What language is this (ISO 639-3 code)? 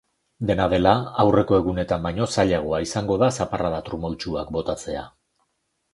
eus